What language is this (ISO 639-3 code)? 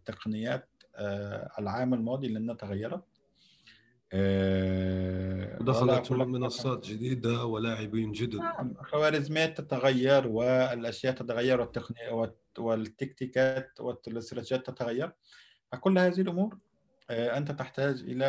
ara